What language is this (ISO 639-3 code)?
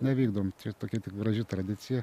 lit